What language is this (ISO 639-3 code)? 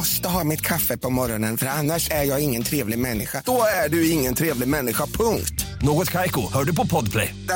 swe